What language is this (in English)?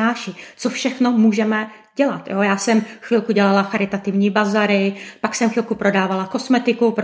Czech